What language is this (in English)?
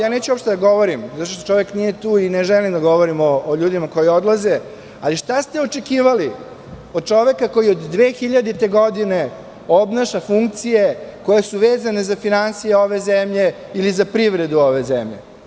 Serbian